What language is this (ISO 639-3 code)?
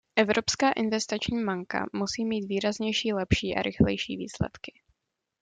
ces